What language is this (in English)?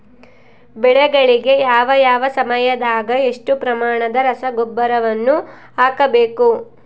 Kannada